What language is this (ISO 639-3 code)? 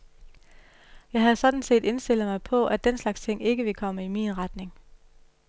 dan